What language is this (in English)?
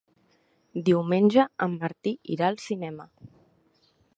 Catalan